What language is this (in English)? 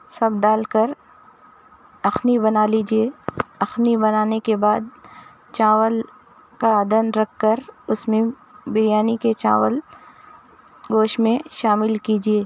Urdu